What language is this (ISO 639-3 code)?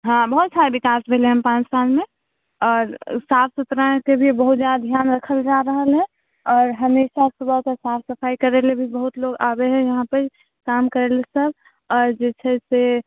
mai